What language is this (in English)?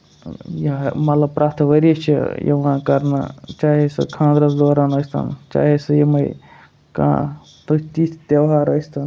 Kashmiri